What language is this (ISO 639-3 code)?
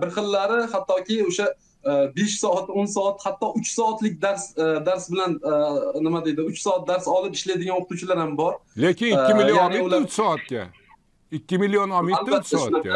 tur